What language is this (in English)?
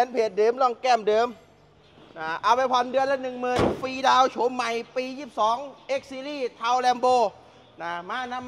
Thai